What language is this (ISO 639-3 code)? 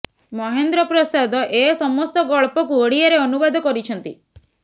ori